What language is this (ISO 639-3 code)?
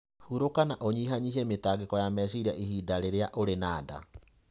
kik